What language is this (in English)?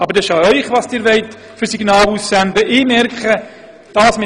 Swiss German